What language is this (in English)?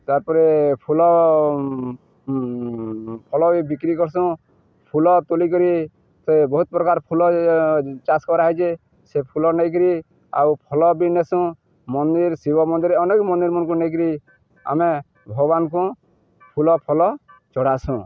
Odia